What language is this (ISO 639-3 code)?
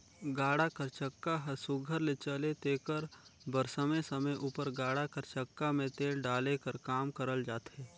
hne